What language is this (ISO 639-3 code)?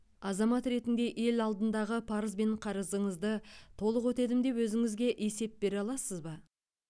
kaz